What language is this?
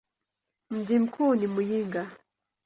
Swahili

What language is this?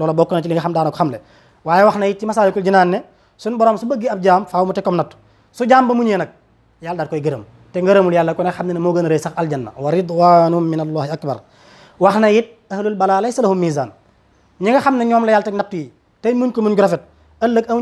French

